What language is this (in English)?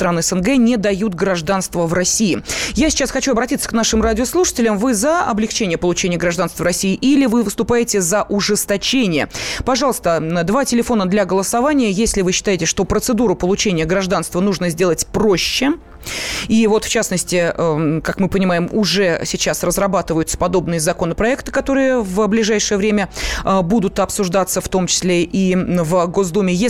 Russian